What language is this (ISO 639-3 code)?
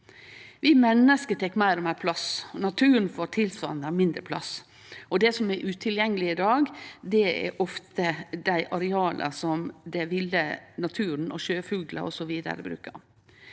nor